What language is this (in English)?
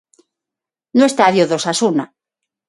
Galician